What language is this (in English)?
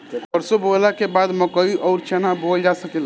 Bhojpuri